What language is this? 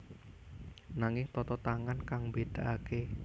Javanese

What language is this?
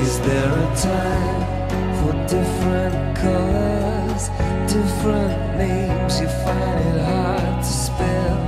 Italian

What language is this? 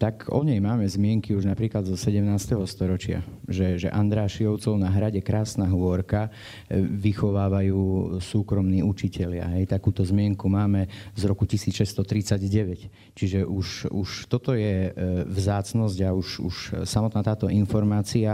Slovak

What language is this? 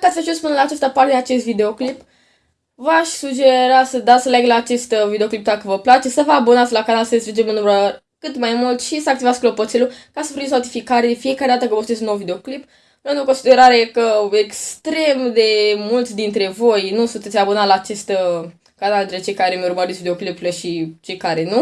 Romanian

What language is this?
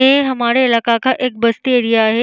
Hindi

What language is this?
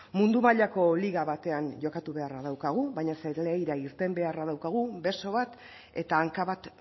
Basque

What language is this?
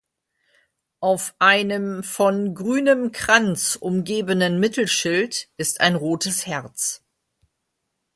German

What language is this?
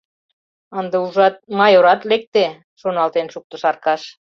Mari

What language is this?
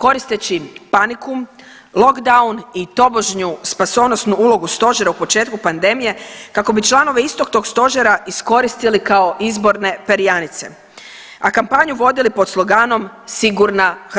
Croatian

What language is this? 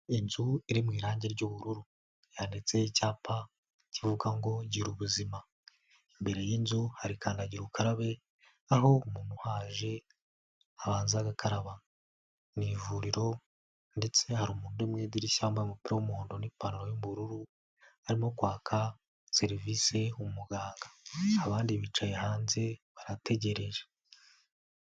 Kinyarwanda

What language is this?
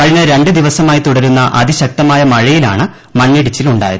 Malayalam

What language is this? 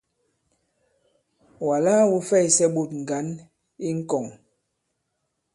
Bankon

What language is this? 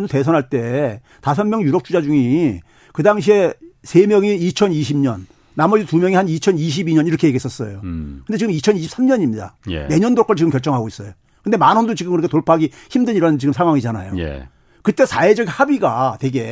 Korean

